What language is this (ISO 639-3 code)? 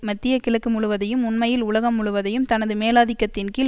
tam